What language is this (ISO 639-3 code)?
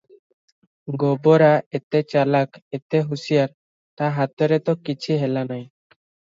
ori